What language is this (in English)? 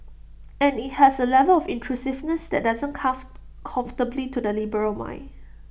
English